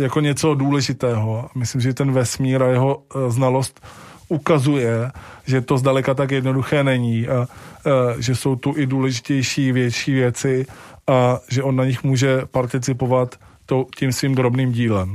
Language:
Czech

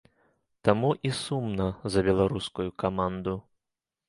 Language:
Belarusian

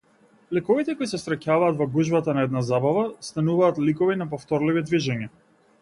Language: Macedonian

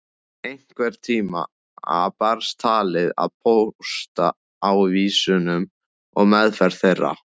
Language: Icelandic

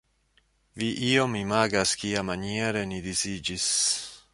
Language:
Esperanto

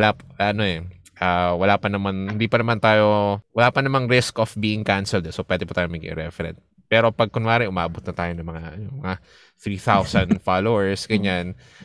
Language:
Filipino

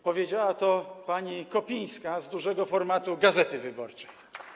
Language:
Polish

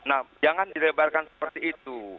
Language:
Indonesian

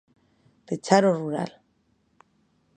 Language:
Galician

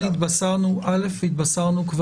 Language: Hebrew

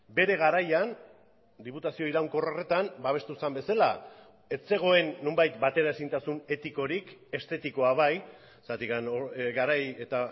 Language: Basque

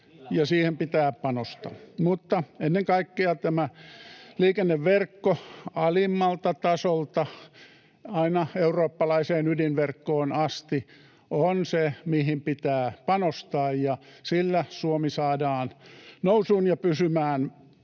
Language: Finnish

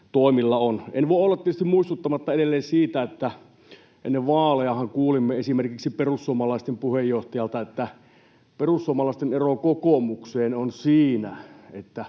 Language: Finnish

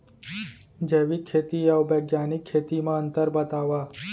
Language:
Chhattisgarhi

